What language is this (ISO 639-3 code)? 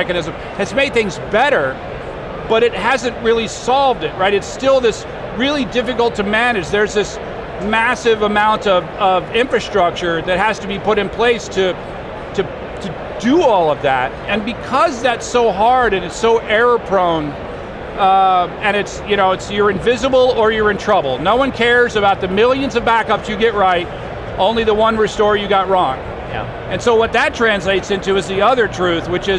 eng